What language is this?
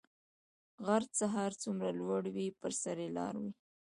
Pashto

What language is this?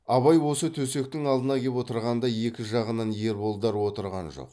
Kazakh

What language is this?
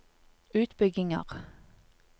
Norwegian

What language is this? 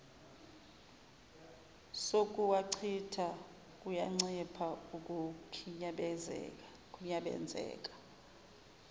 Zulu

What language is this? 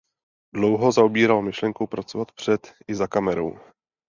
Czech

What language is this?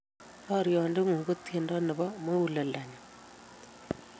Kalenjin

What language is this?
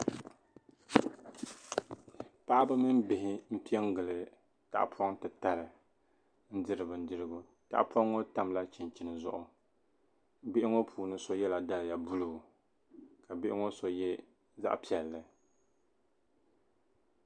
Dagbani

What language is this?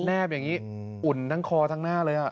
Thai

